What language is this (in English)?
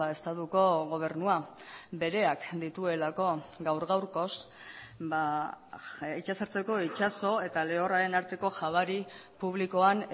Basque